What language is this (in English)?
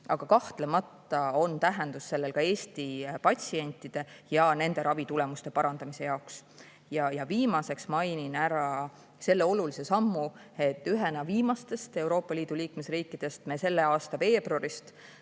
Estonian